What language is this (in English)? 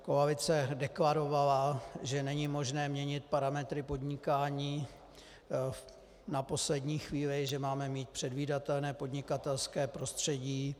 Czech